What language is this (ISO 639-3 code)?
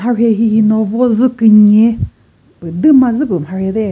nri